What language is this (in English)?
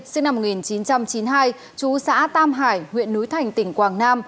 Vietnamese